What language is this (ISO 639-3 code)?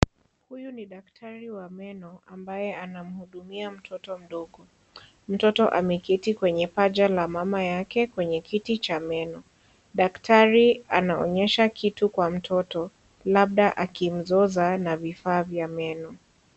swa